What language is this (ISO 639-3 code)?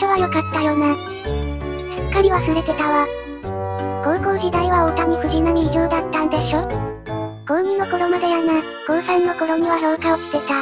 jpn